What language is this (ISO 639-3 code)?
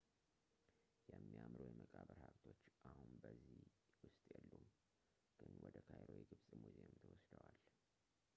amh